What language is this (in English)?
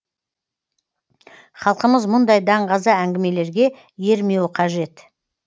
Kazakh